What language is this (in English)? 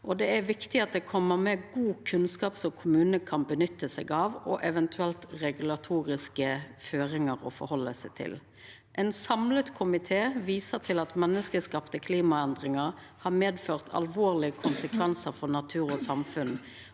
Norwegian